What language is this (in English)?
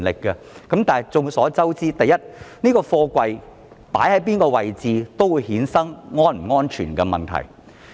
Cantonese